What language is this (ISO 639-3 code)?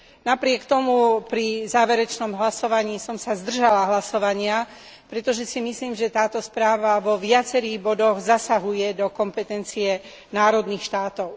slk